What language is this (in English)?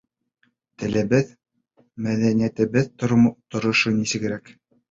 Bashkir